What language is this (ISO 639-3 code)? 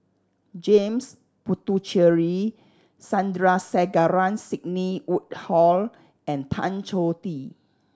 eng